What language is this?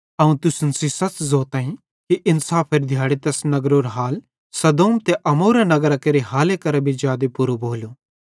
Bhadrawahi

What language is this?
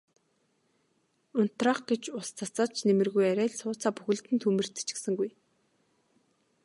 Mongolian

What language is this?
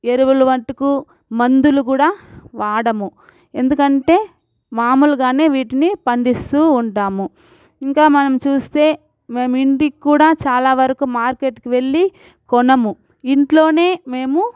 Telugu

